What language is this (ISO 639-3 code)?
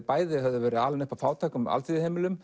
isl